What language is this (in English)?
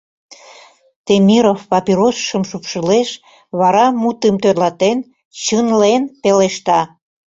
Mari